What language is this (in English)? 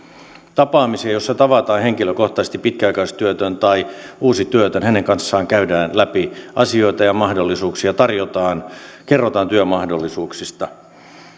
Finnish